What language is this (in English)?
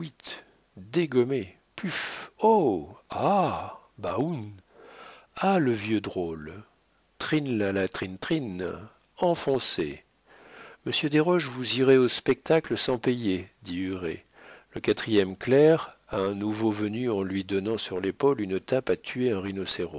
French